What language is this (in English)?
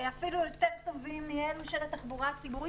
Hebrew